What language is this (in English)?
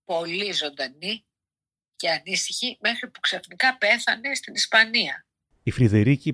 Greek